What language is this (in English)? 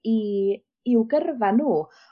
Welsh